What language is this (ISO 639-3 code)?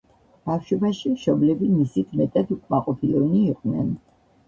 kat